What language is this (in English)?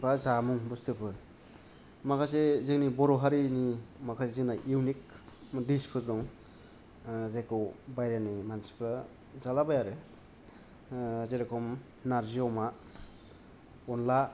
Bodo